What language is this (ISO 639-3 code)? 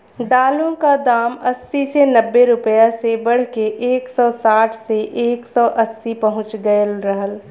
bho